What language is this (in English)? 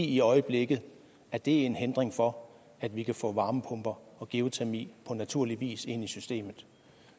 Danish